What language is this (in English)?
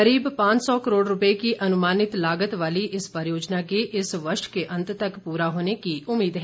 Hindi